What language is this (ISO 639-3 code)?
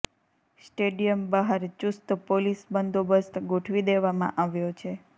guj